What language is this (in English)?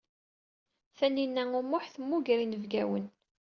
Kabyle